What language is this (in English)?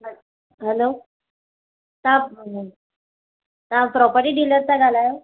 Sindhi